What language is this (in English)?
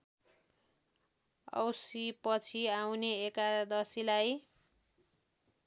Nepali